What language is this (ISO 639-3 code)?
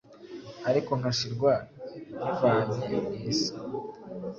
kin